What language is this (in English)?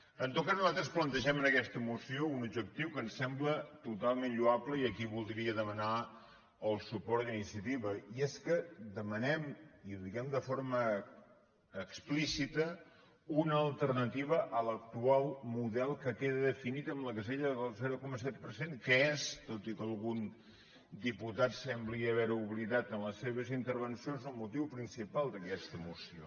Catalan